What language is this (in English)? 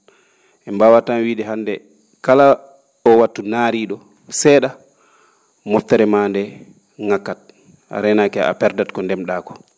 Fula